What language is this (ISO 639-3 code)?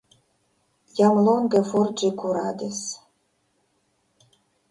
epo